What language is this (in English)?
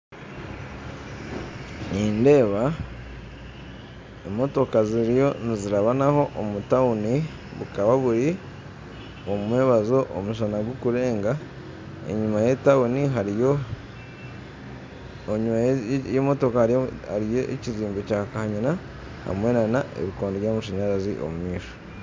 Nyankole